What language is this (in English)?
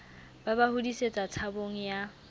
Southern Sotho